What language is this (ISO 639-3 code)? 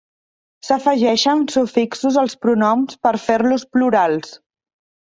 cat